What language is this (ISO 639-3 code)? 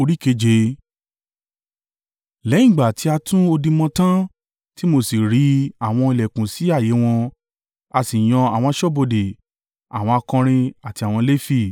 yor